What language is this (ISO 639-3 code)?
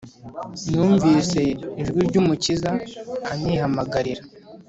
kin